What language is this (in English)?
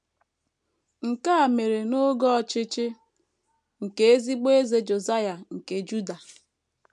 Igbo